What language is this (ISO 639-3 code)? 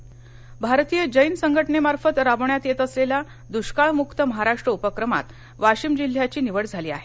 mar